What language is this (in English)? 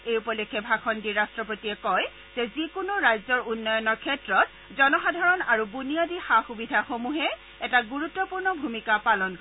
Assamese